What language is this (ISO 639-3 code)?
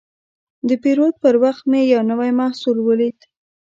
pus